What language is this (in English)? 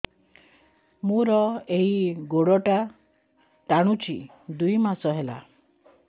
Odia